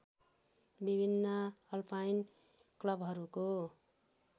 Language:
Nepali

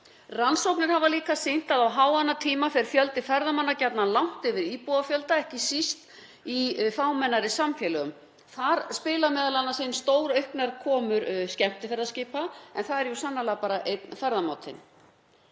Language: Icelandic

